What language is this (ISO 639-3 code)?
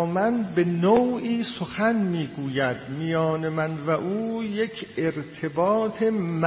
fas